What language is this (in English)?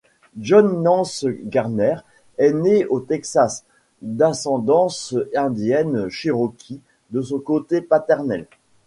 French